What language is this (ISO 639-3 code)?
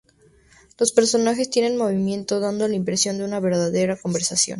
spa